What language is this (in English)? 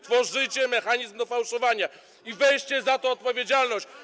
Polish